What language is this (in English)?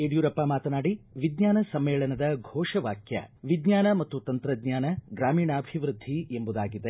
Kannada